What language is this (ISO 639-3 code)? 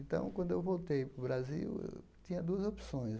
por